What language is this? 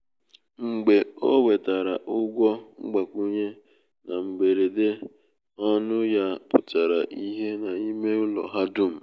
Igbo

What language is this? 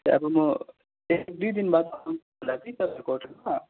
Nepali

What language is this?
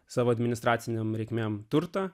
Lithuanian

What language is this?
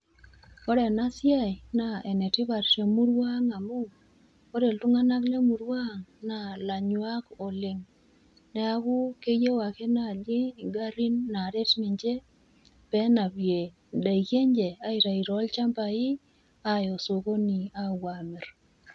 Masai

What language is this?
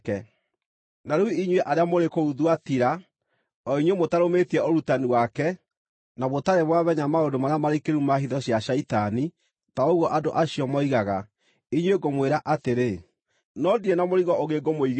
Kikuyu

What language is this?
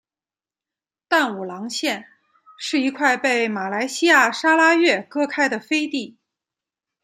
Chinese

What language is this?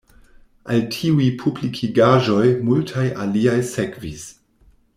Esperanto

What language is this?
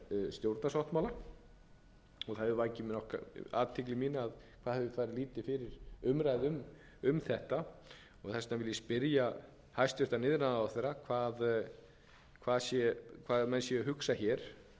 Icelandic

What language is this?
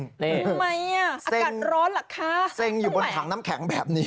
Thai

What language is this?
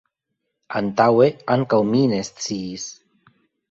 Esperanto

